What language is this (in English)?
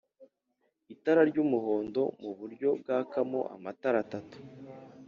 Kinyarwanda